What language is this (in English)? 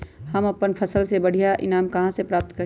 Magahi